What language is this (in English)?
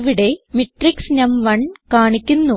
Malayalam